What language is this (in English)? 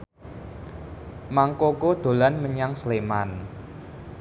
Javanese